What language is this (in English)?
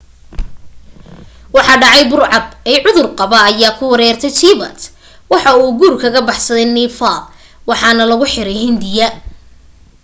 Somali